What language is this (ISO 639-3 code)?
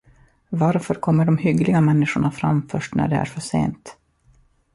swe